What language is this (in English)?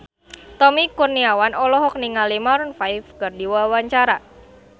Sundanese